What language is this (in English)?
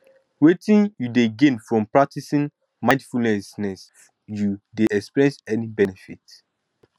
Nigerian Pidgin